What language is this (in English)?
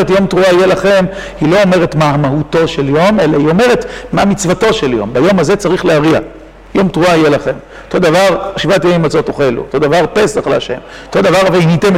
Hebrew